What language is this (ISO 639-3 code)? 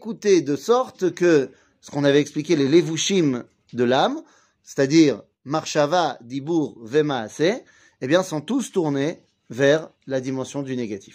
fra